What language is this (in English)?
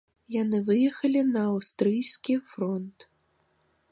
Belarusian